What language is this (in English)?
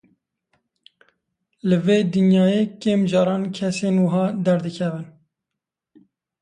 Kurdish